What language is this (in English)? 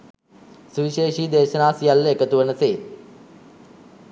Sinhala